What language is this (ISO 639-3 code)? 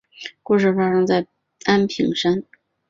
zho